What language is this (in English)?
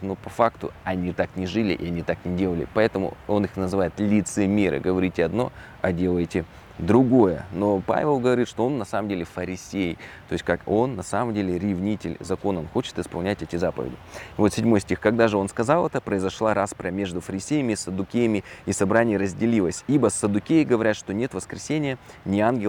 Russian